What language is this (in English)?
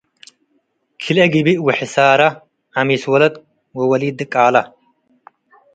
Tigre